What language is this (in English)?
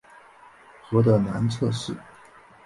Chinese